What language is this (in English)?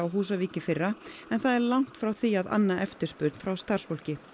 Icelandic